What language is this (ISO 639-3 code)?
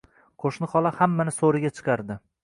uzb